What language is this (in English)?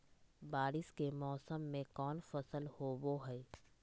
Magahi